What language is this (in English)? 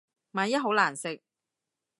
Cantonese